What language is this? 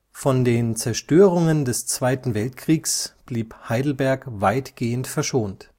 German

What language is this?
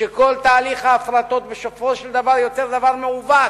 Hebrew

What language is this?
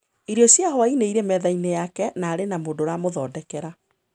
Kikuyu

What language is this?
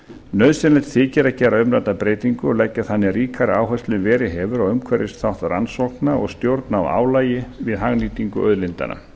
Icelandic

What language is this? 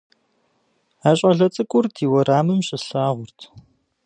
Kabardian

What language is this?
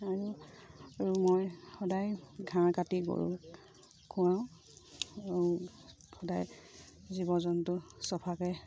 Assamese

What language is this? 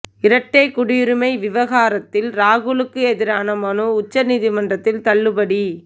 Tamil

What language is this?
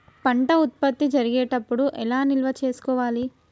Telugu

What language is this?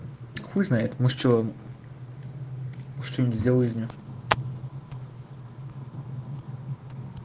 Russian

